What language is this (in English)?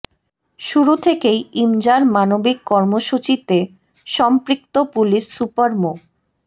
Bangla